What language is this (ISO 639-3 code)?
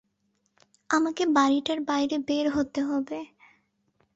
ben